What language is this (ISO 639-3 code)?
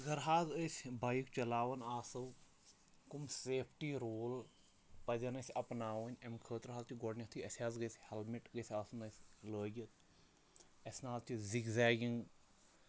kas